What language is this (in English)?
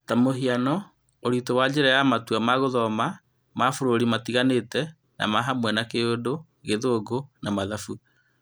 Kikuyu